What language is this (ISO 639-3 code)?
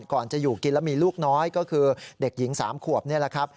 tha